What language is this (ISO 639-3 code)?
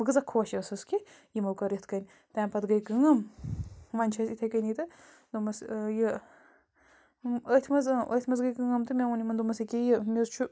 kas